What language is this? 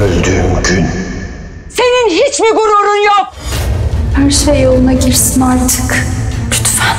Turkish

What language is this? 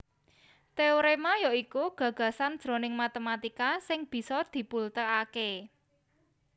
Javanese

